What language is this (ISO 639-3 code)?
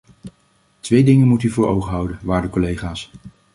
nld